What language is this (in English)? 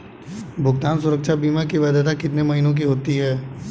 Hindi